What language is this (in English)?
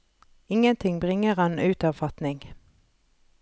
Norwegian